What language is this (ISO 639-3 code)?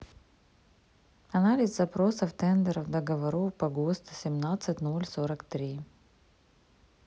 rus